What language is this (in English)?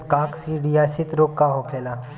Bhojpuri